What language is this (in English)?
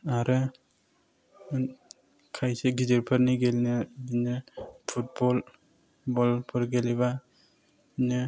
Bodo